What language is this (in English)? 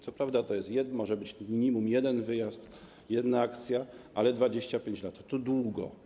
Polish